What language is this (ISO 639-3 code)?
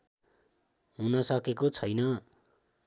nep